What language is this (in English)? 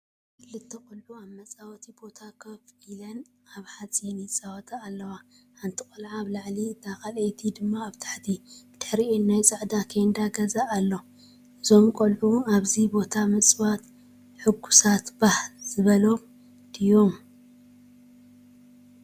Tigrinya